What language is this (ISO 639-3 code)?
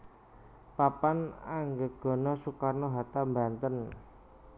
jav